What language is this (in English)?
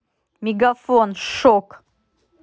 Russian